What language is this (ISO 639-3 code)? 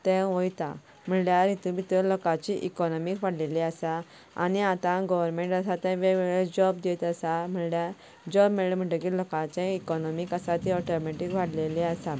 kok